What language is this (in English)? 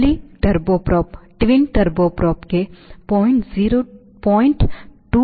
Kannada